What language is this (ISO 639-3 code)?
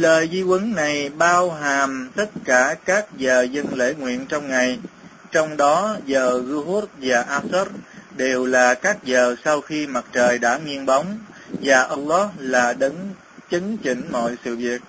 vie